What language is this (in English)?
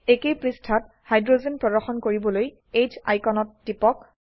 Assamese